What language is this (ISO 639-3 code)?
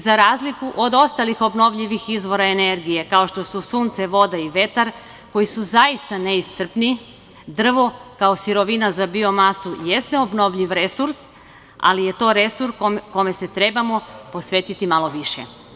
srp